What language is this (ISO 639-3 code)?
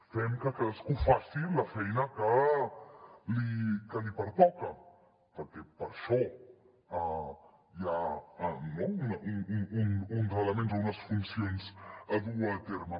cat